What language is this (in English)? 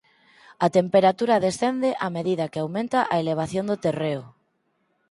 Galician